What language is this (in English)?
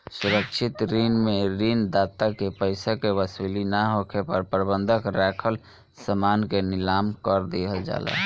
Bhojpuri